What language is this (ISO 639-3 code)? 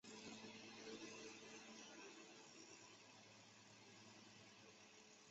zho